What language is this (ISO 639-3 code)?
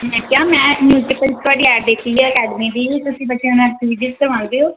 pan